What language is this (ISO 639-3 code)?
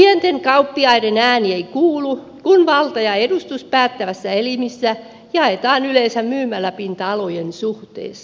fin